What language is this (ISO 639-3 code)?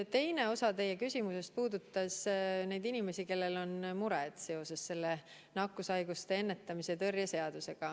est